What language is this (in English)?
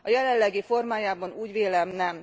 Hungarian